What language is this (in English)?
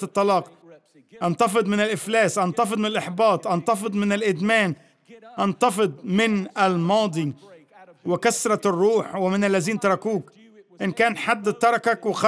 Arabic